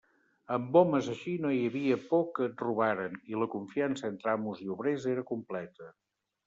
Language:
Catalan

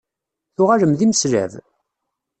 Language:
Kabyle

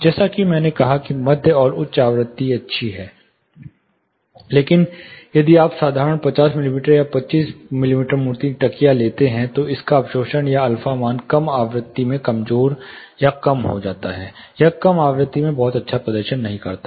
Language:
Hindi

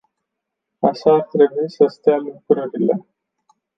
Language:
Romanian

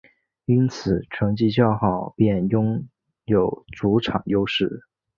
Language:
Chinese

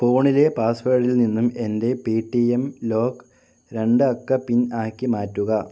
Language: Malayalam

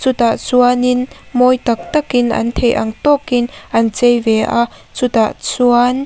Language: Mizo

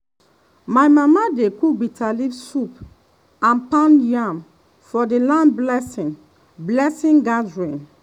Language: Nigerian Pidgin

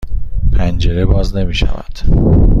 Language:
Persian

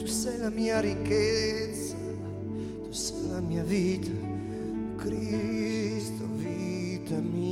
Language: Slovak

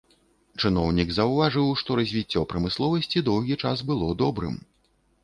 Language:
Belarusian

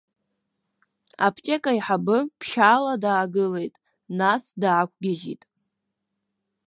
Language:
Abkhazian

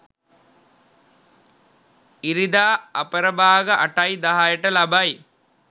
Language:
Sinhala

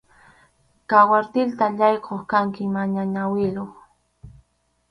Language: Arequipa-La Unión Quechua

